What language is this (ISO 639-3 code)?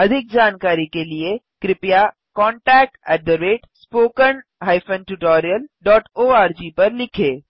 hin